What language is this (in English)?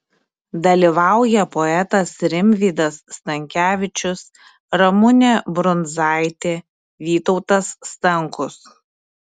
Lithuanian